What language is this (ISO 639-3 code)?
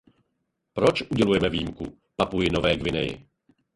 ces